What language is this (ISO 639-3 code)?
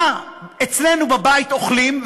heb